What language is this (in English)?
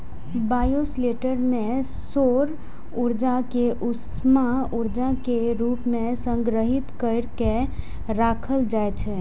Maithili